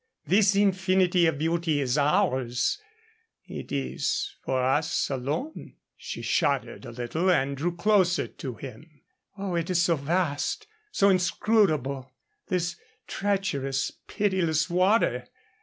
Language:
English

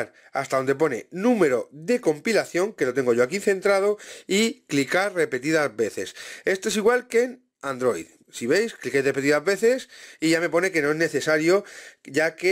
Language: Spanish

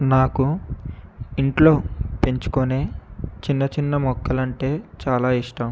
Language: Telugu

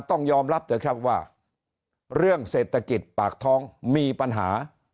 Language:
Thai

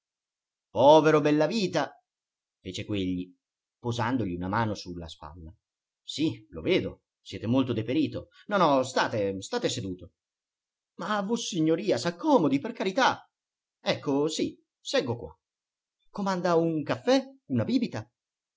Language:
Italian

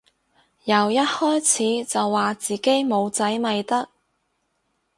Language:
Cantonese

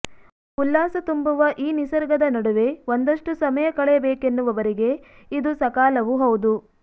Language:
Kannada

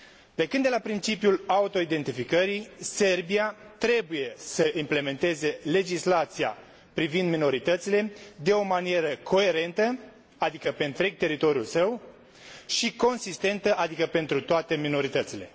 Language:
Romanian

